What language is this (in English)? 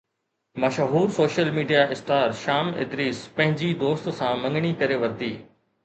Sindhi